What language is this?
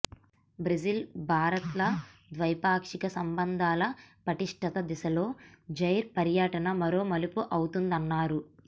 Telugu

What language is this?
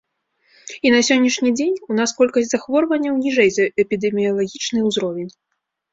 Belarusian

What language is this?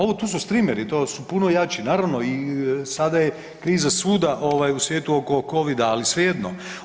Croatian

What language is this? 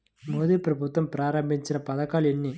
Telugu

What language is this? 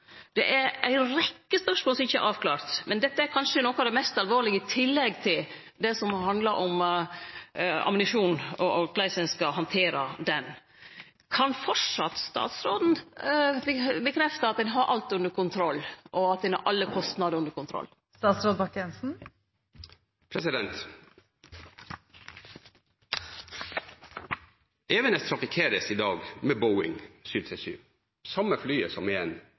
Norwegian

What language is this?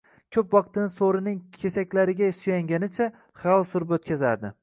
Uzbek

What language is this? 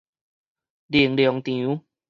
Min Nan Chinese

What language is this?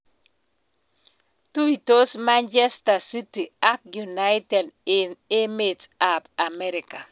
Kalenjin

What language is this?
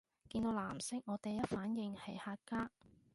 Cantonese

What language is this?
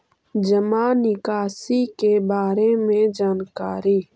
Magahi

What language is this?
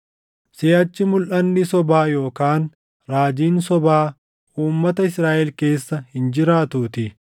Oromo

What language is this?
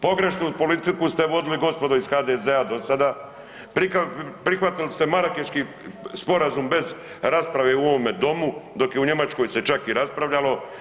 Croatian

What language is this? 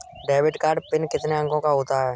Hindi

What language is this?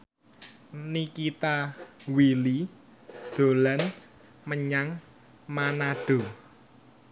Javanese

